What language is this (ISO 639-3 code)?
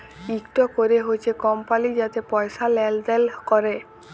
ben